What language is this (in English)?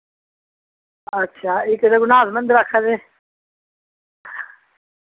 Dogri